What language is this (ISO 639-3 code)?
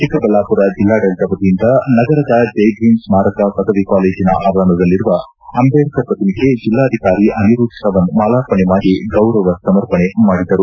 kan